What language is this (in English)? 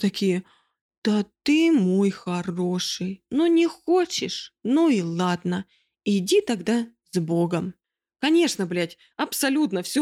Russian